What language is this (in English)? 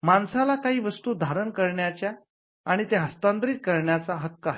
Marathi